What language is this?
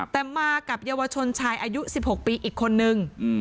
Thai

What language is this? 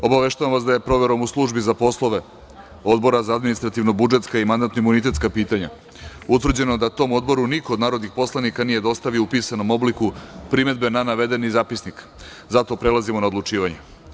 Serbian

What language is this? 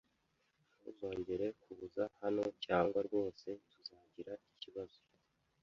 Kinyarwanda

